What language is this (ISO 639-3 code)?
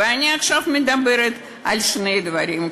heb